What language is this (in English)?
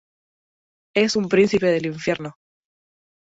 Spanish